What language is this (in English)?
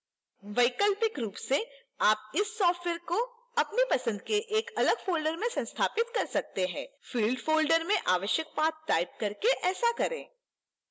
Hindi